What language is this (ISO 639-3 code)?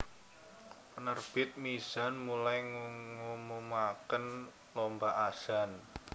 jav